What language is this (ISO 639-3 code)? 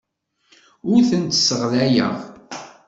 kab